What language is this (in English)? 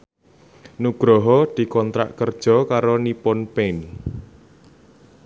Javanese